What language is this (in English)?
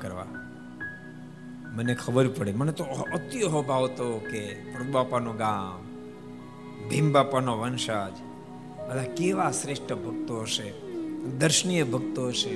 Gujarati